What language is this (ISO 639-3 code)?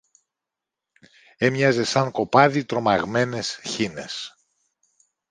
ell